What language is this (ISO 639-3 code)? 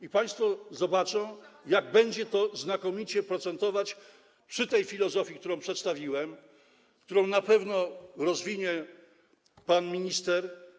pol